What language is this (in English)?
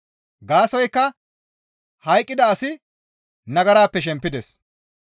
Gamo